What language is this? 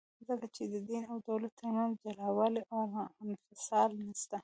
Pashto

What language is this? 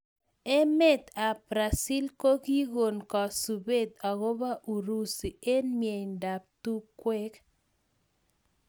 Kalenjin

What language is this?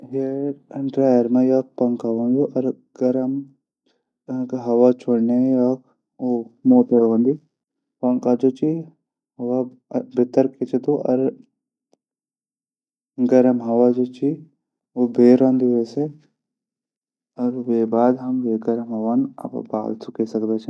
Garhwali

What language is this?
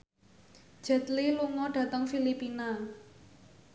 Javanese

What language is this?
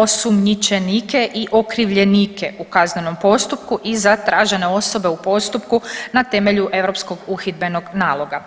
Croatian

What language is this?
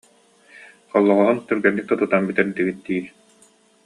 Yakut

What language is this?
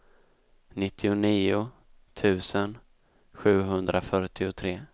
Swedish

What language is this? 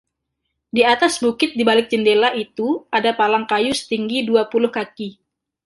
Indonesian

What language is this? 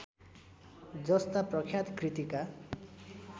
Nepali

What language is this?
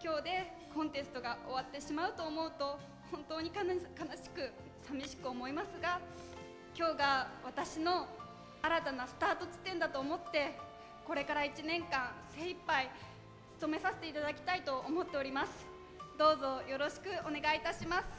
Japanese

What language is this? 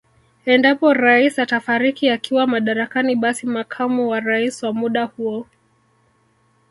Swahili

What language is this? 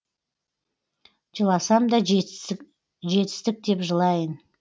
Kazakh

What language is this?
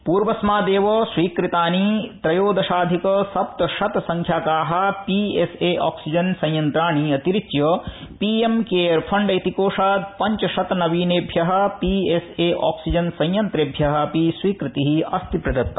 Sanskrit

